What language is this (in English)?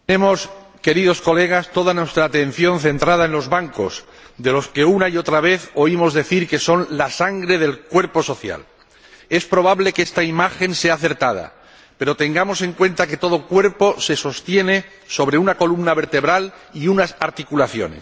Spanish